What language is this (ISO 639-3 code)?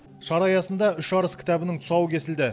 kaz